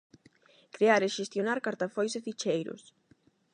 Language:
Galician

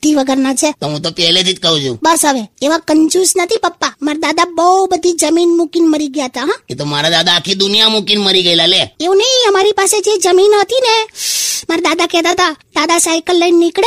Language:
Hindi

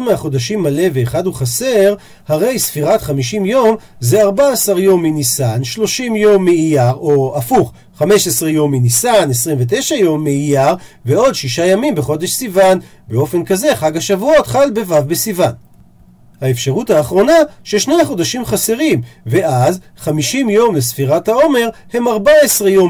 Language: Hebrew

